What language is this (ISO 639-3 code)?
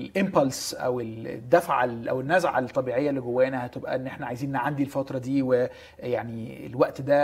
ara